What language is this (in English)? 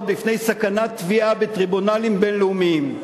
Hebrew